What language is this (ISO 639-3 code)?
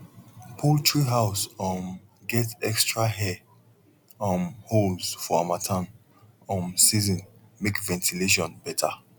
pcm